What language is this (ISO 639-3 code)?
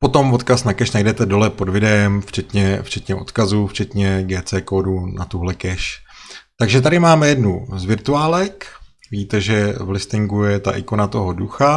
ces